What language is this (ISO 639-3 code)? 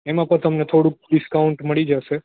guj